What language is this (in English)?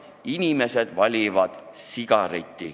Estonian